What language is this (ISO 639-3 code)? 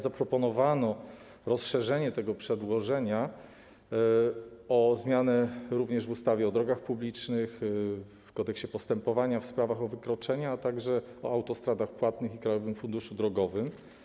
pol